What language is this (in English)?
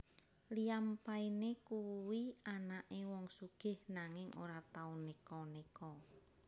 Javanese